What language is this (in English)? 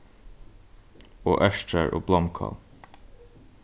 Faroese